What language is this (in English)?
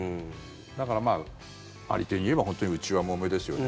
Japanese